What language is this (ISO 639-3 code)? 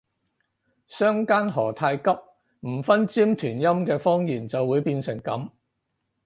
yue